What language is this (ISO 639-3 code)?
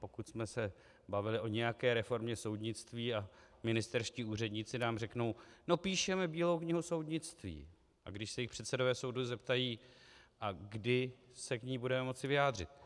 ces